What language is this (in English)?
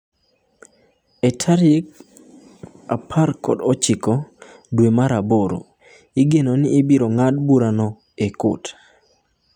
Luo (Kenya and Tanzania)